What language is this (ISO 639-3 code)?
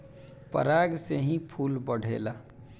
bho